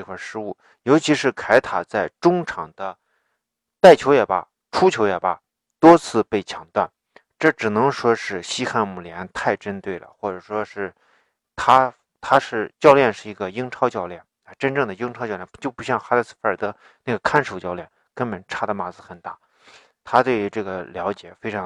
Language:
Chinese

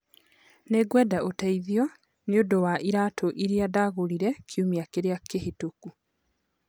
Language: Kikuyu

